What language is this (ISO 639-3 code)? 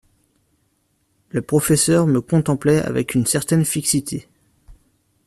fra